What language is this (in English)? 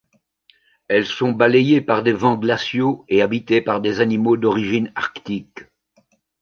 French